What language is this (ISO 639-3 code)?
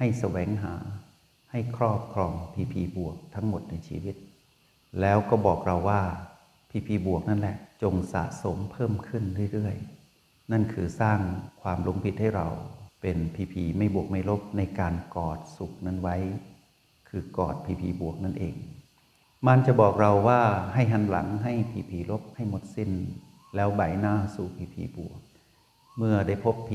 tha